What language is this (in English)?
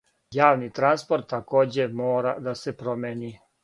Serbian